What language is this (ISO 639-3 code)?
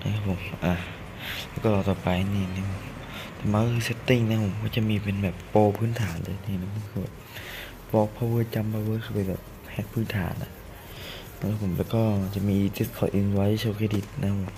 tha